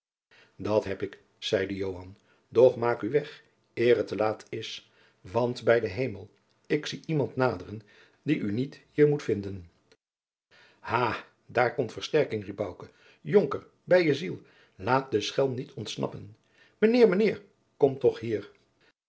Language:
Dutch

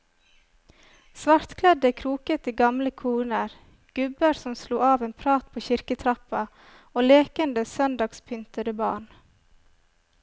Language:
Norwegian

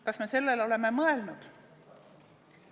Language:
Estonian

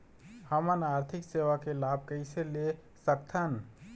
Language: Chhattisgarhi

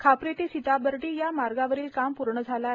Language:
Marathi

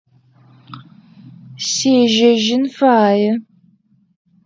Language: Adyghe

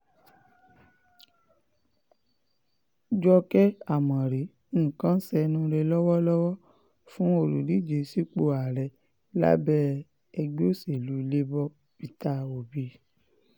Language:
Yoruba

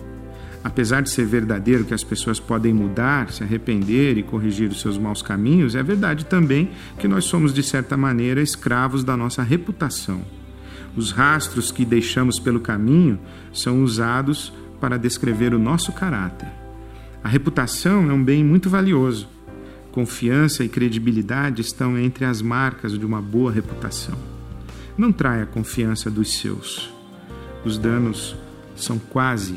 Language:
Portuguese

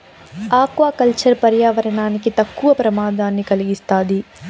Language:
Telugu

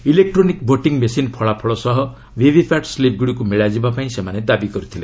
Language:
Odia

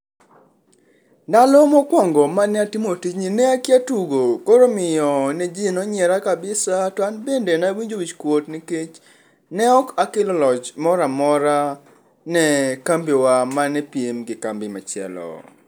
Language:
Luo (Kenya and Tanzania)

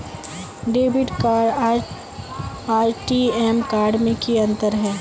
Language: Magahi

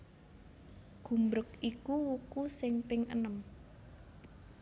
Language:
Javanese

